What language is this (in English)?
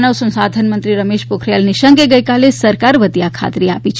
Gujarati